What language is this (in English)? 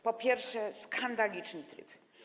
Polish